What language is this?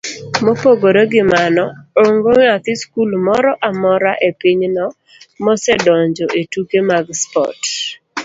Luo (Kenya and Tanzania)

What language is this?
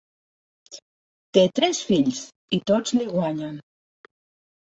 Catalan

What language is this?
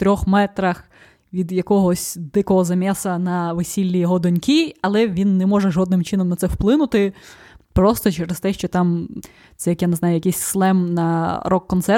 Ukrainian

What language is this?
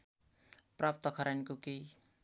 Nepali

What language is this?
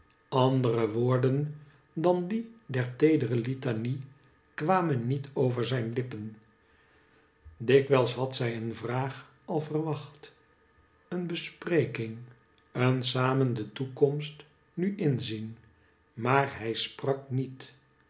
Dutch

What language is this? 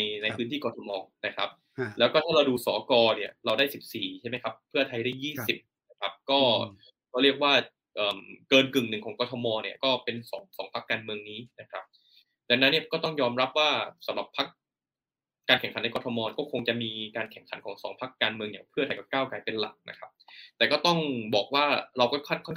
Thai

